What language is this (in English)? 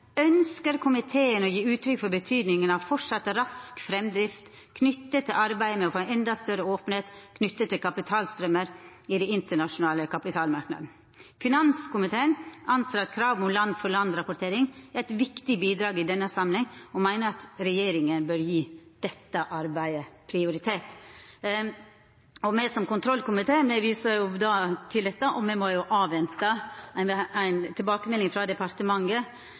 Norwegian Nynorsk